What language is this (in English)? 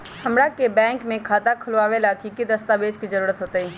Magahi